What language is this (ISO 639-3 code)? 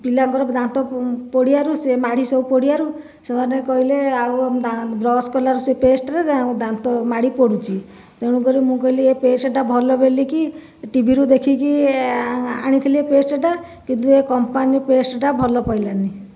ori